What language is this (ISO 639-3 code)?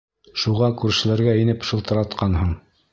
bak